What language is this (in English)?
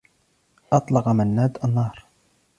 Arabic